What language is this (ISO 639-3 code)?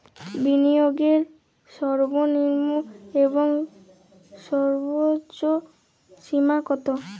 ben